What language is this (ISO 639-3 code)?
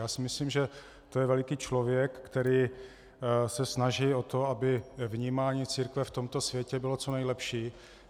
ces